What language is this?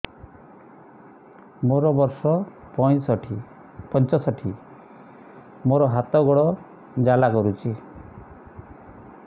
Odia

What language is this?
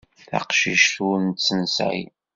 Kabyle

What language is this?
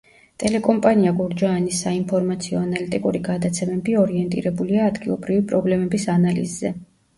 Georgian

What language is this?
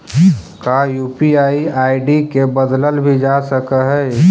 Magahi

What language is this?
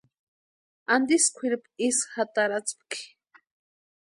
Western Highland Purepecha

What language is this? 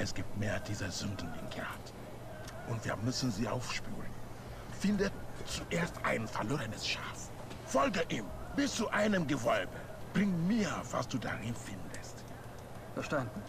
German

